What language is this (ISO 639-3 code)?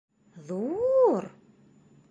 bak